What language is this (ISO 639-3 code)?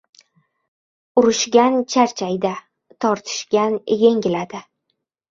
uzb